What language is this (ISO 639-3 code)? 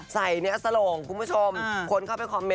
tha